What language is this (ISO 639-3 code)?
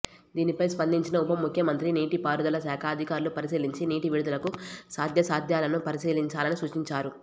tel